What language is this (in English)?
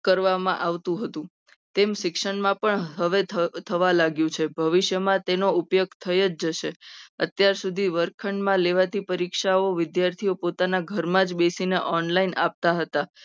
Gujarati